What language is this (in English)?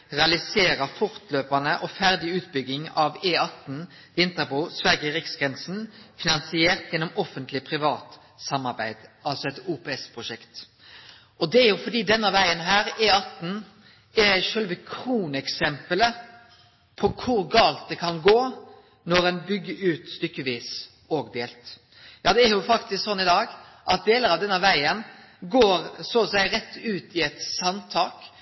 Norwegian Nynorsk